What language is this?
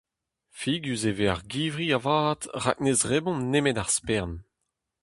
Breton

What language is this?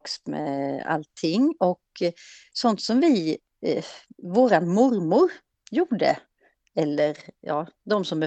Swedish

